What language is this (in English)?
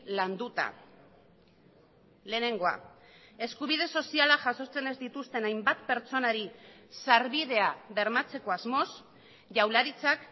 Basque